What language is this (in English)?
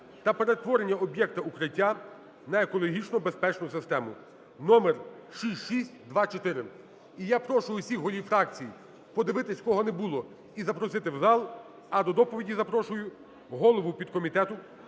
Ukrainian